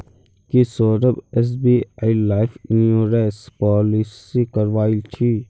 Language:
Magahi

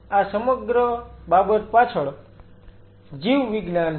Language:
Gujarati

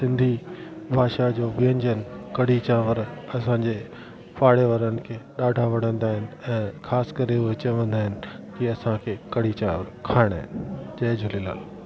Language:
Sindhi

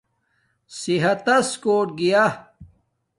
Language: Domaaki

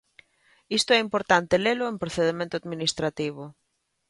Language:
Galician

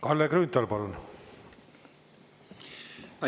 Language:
Estonian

